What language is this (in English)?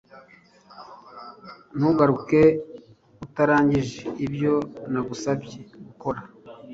Kinyarwanda